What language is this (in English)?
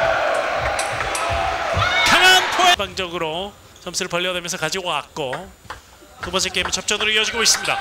Korean